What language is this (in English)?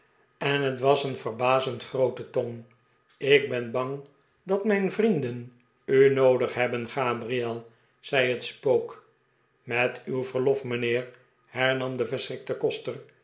Dutch